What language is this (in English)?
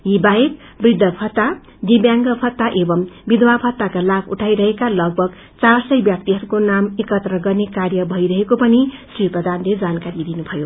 Nepali